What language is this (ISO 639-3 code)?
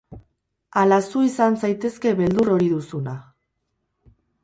eus